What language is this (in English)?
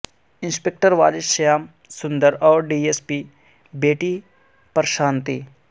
Urdu